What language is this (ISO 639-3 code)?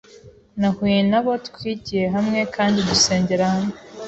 kin